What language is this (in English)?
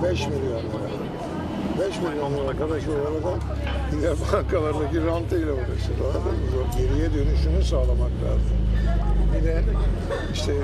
Turkish